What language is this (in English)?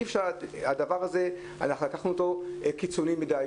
Hebrew